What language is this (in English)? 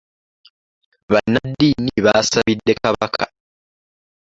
Ganda